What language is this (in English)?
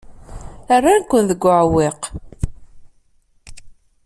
Kabyle